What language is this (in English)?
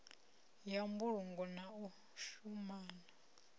Venda